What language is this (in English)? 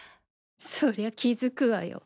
Japanese